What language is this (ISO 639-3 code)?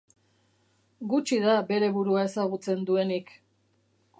eus